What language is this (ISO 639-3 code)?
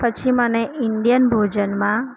guj